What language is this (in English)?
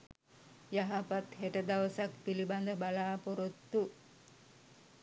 Sinhala